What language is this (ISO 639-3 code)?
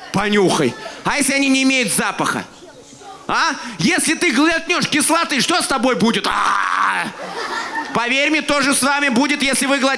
rus